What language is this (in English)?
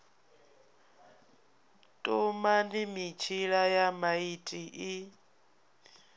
Venda